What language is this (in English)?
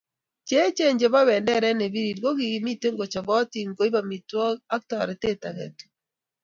Kalenjin